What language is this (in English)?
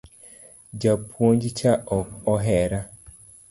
Luo (Kenya and Tanzania)